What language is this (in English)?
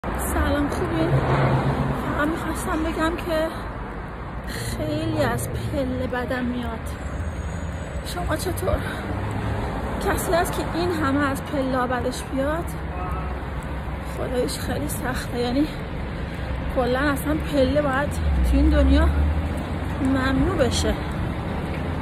Persian